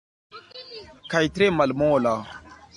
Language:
Esperanto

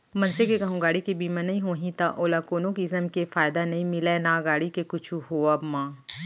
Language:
Chhattisgarhi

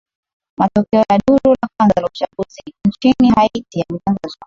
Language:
Swahili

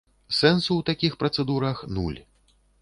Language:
Belarusian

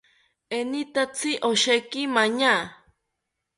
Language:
South Ucayali Ashéninka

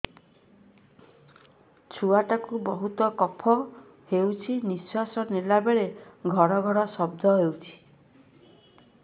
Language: Odia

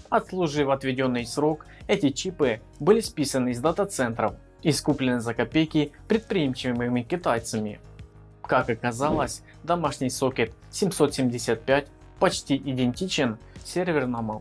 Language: Russian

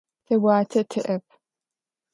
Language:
Adyghe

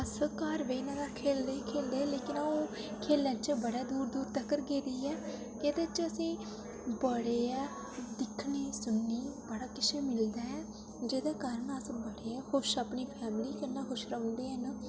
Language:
Dogri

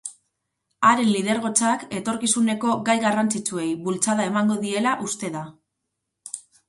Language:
Basque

